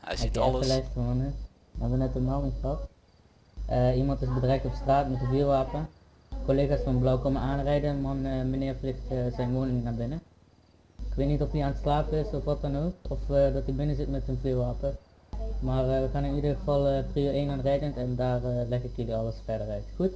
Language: Dutch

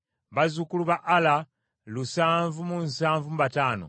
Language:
Ganda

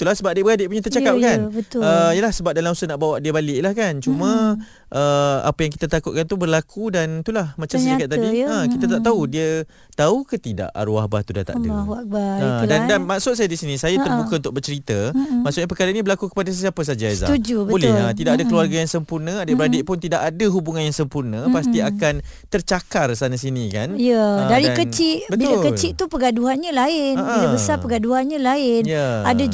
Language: Malay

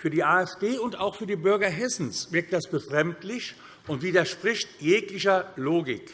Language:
German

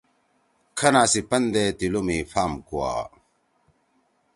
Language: Torwali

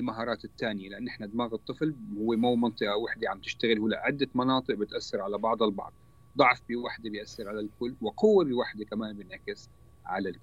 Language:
Arabic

